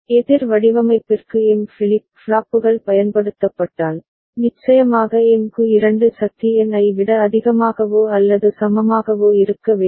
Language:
Tamil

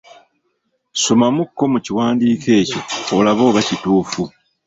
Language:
Ganda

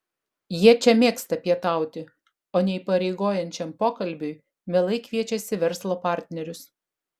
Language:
Lithuanian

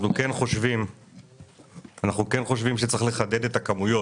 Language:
Hebrew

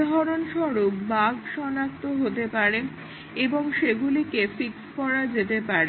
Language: Bangla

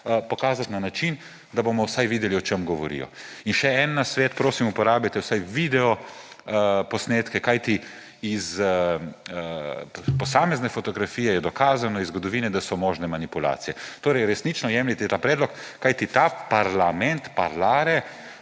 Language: Slovenian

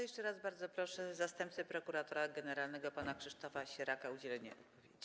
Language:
Polish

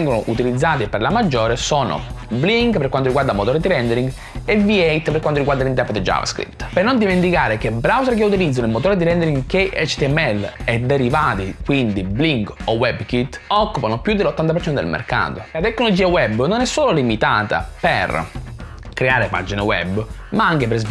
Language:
Italian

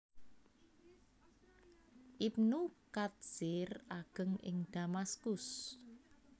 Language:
Javanese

